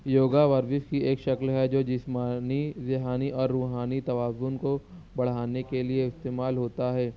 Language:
Urdu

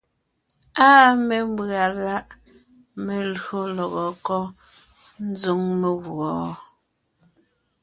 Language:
Ngiemboon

